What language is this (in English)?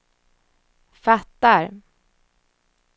Swedish